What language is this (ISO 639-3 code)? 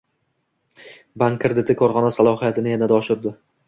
uzb